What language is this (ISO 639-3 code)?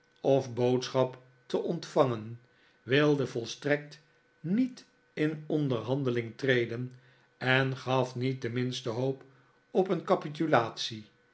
nld